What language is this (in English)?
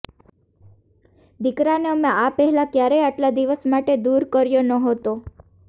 Gujarati